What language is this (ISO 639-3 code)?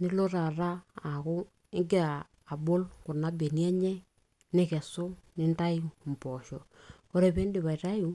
mas